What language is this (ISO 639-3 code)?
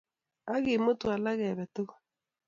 kln